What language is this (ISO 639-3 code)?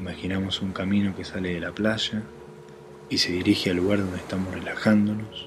spa